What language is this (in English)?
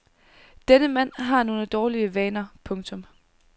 Danish